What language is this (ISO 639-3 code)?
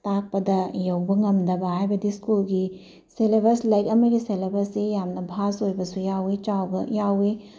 mni